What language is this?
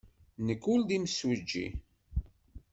Kabyle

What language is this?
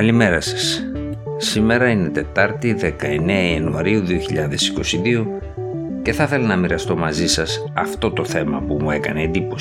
Greek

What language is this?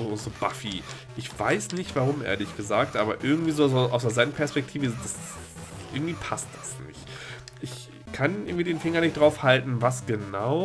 German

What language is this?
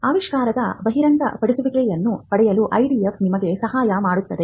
Kannada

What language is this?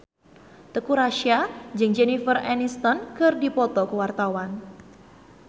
Sundanese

